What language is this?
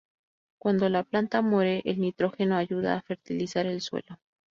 Spanish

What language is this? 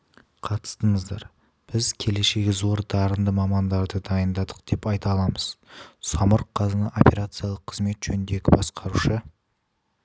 Kazakh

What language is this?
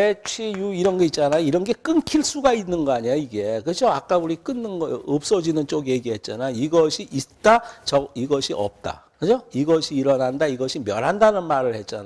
Korean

